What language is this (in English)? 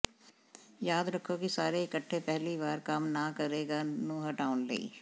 Punjabi